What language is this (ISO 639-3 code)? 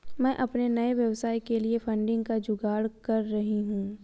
hin